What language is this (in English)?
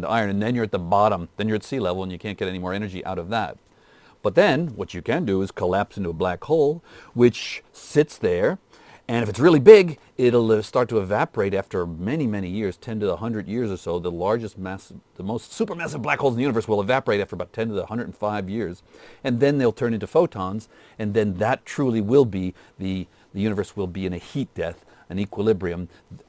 English